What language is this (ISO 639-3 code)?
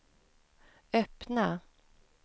swe